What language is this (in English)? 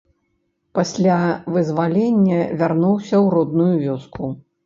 Belarusian